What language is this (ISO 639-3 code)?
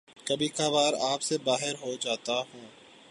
urd